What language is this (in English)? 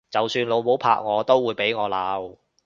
Cantonese